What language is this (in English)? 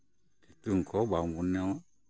Santali